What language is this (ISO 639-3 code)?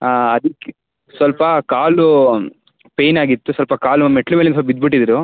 kan